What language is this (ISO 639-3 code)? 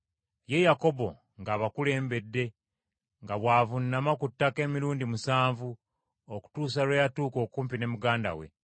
lug